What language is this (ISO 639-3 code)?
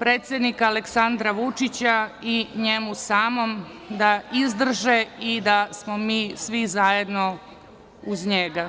srp